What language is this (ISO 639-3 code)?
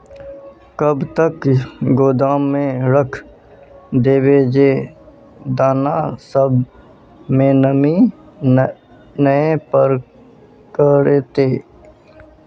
mag